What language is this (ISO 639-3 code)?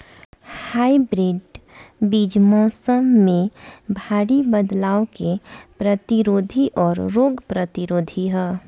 bho